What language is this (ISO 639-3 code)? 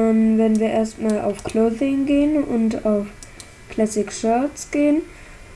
deu